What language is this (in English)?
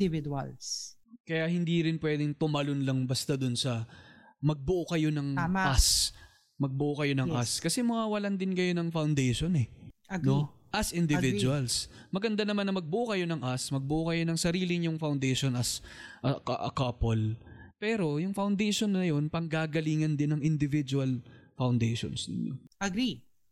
Filipino